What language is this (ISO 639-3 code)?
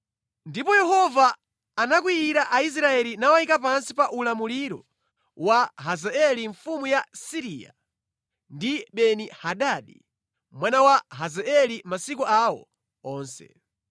nya